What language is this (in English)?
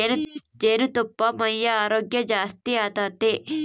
Kannada